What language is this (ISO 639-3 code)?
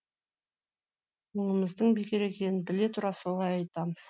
kaz